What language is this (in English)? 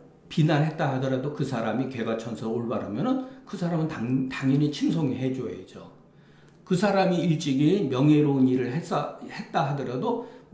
Korean